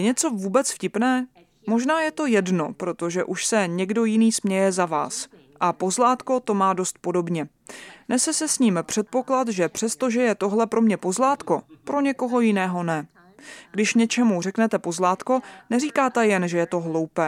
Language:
Czech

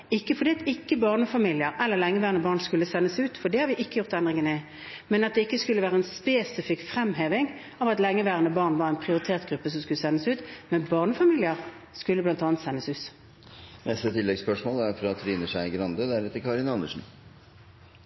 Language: Norwegian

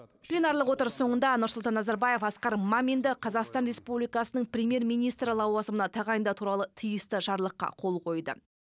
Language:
Kazakh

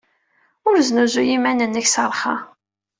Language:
Kabyle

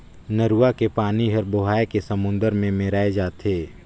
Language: Chhattisgarhi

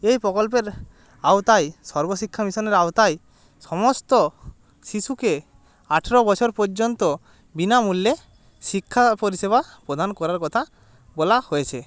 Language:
Bangla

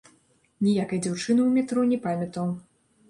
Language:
Belarusian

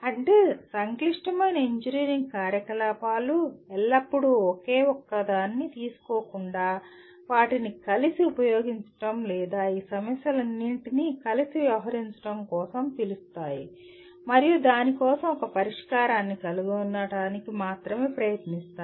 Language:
Telugu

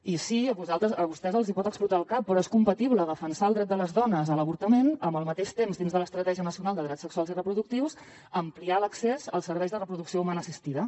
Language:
Catalan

